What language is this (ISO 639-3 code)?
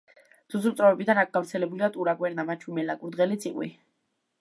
kat